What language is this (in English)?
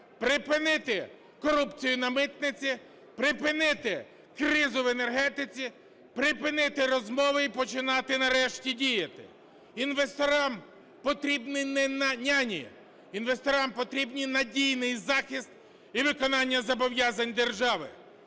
Ukrainian